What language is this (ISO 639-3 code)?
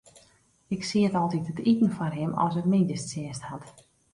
fry